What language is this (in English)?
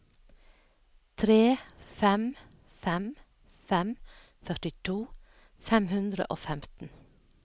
Norwegian